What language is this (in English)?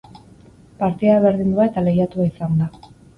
Basque